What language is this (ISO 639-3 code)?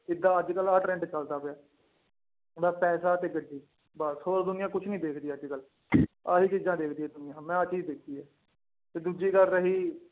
pan